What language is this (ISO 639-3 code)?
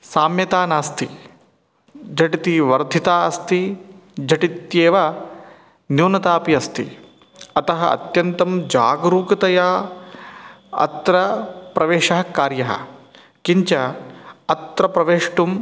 san